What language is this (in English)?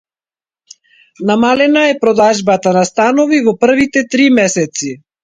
Macedonian